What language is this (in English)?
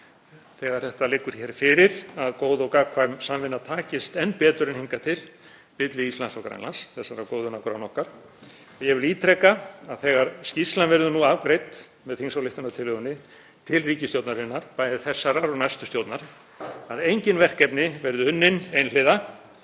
Icelandic